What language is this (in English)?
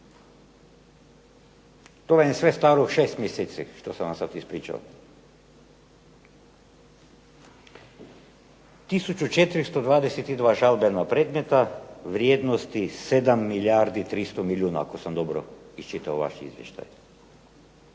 Croatian